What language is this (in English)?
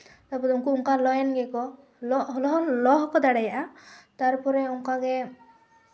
Santali